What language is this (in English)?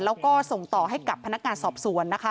Thai